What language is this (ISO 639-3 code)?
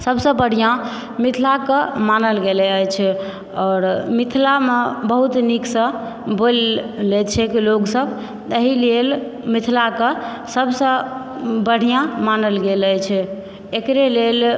mai